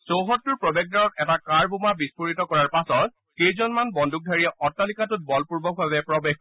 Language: Assamese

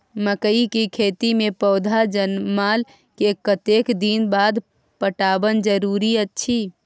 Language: Maithili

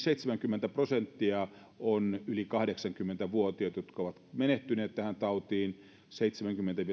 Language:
Finnish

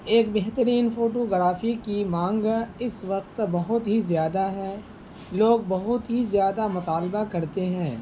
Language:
Urdu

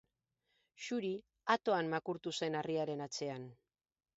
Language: Basque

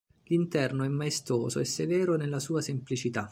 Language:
Italian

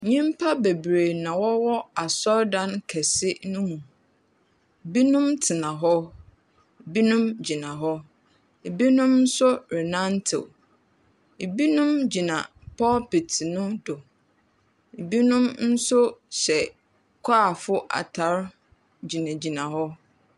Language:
Akan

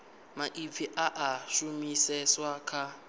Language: Venda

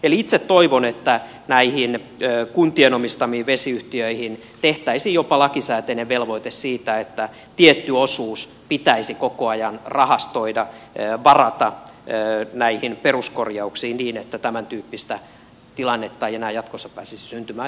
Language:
Finnish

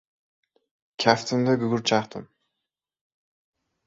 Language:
Uzbek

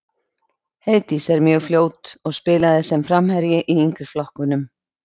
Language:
Icelandic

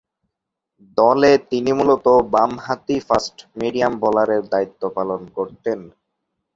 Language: Bangla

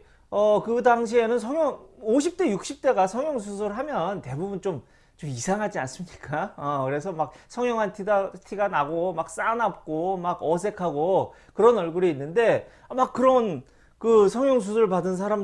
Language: Korean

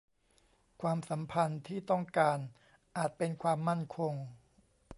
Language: Thai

